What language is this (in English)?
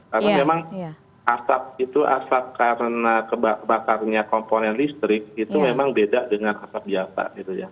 Indonesian